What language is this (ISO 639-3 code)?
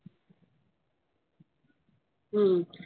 guj